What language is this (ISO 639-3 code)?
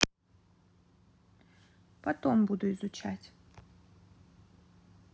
rus